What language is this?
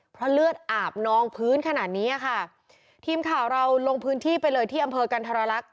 Thai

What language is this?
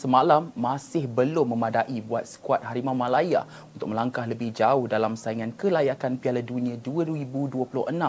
Malay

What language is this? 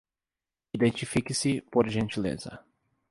Portuguese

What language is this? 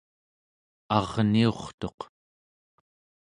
Central Yupik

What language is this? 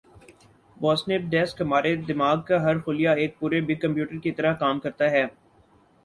Urdu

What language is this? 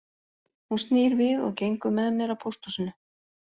Icelandic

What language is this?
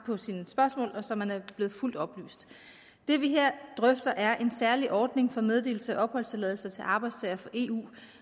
Danish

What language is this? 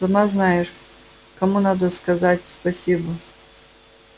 Russian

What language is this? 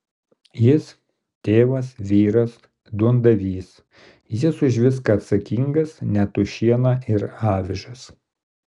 Lithuanian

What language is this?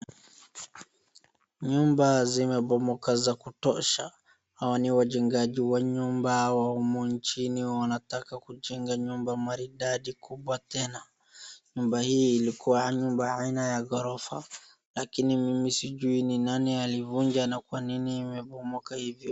Swahili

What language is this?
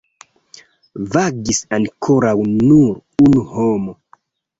Esperanto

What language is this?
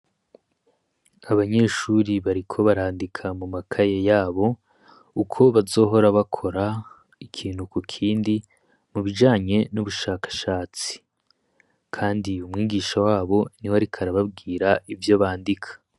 Rundi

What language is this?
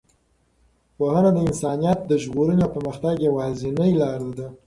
Pashto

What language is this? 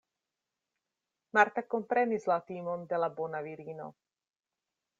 Esperanto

